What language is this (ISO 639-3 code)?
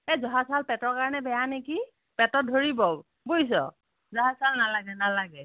asm